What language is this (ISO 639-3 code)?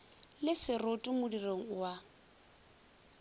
nso